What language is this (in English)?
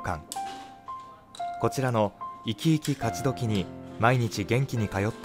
Japanese